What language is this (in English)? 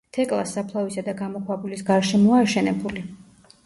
Georgian